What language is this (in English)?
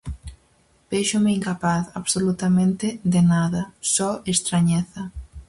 Galician